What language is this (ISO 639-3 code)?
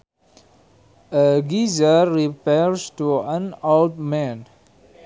sun